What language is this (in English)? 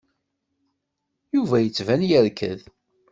Kabyle